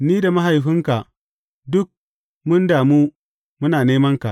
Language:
Hausa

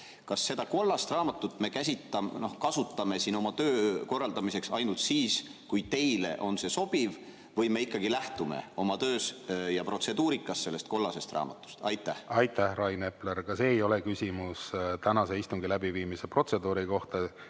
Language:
Estonian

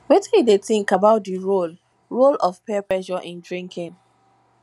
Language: Nigerian Pidgin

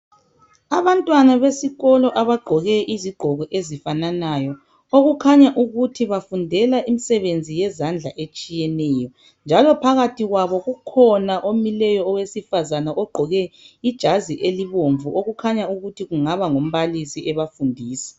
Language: North Ndebele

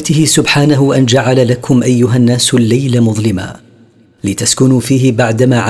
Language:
Arabic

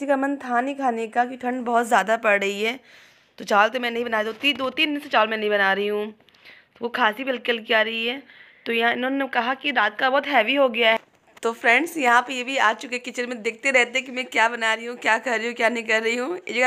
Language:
Hindi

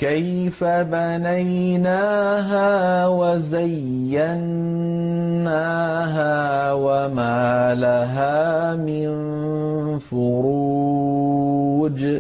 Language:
Arabic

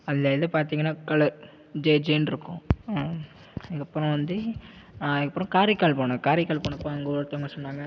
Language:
Tamil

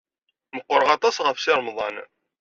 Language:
Kabyle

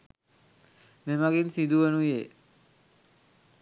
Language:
Sinhala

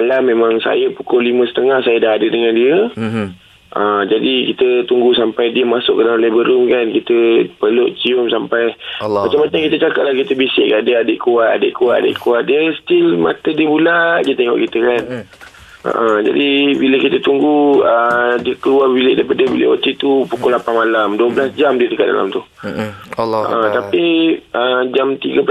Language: Malay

